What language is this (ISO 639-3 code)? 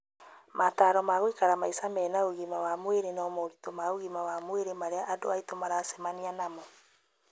kik